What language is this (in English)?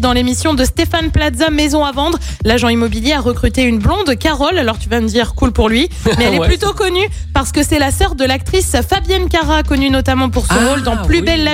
French